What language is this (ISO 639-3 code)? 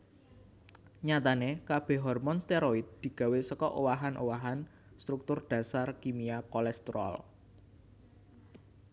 jav